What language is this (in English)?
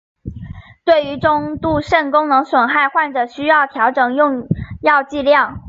Chinese